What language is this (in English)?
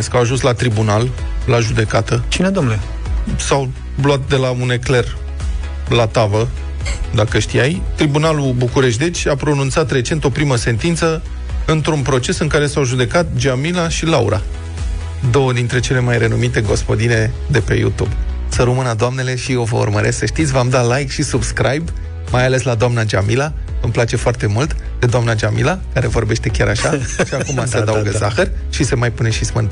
Romanian